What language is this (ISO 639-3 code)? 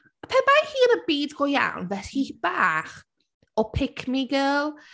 cym